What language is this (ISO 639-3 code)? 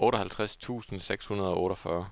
dan